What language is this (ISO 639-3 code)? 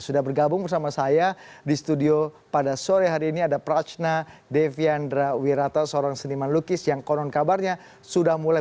ind